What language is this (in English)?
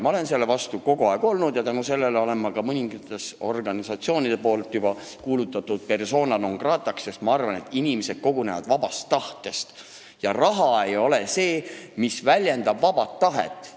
Estonian